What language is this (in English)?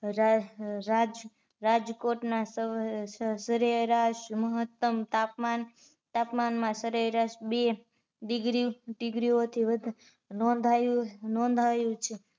Gujarati